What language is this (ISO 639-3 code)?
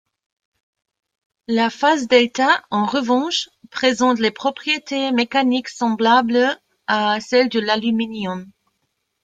fra